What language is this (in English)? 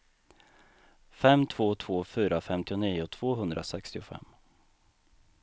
Swedish